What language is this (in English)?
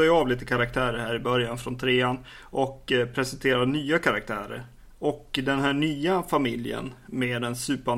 Swedish